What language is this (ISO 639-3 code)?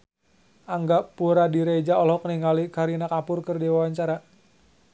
sun